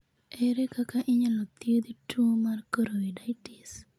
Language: Luo (Kenya and Tanzania)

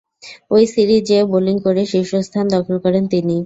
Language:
Bangla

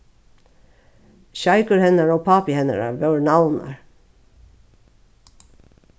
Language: Faroese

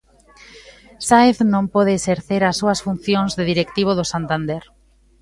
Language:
Galician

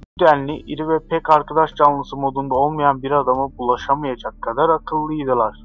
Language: Turkish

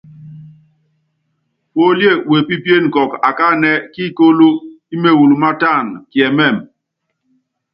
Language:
Yangben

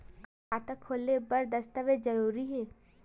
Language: Chhattisgarhi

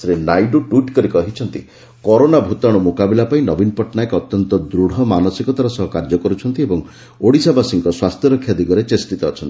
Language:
Odia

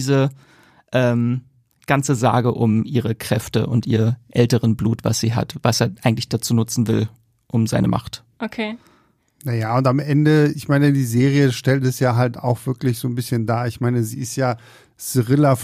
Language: German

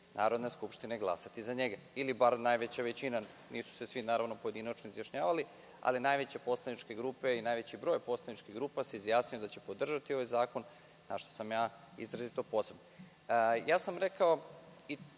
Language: Serbian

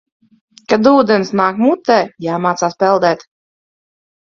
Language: Latvian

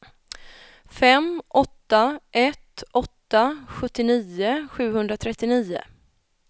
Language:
Swedish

